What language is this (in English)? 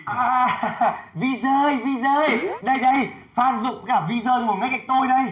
Vietnamese